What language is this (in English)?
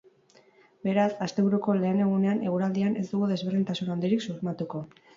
Basque